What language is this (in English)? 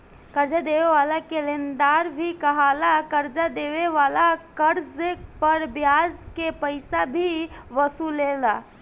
Bhojpuri